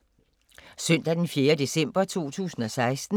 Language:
Danish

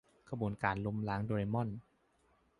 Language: Thai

